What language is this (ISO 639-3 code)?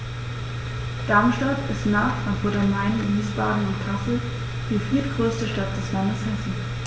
deu